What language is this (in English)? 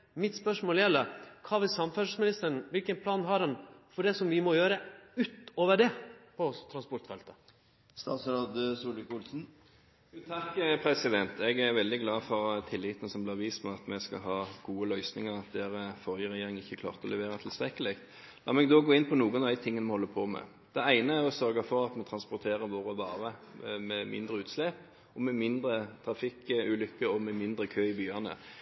Norwegian